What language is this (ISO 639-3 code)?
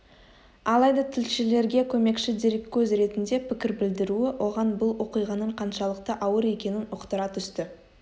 kaz